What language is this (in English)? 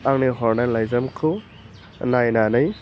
Bodo